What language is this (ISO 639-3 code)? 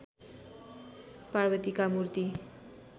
nep